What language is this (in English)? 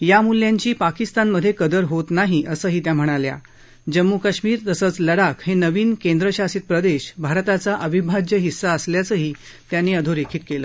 Marathi